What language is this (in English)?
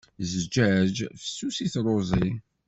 Kabyle